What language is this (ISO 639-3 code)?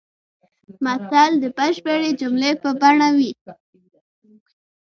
pus